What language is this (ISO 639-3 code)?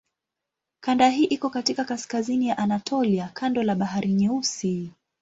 swa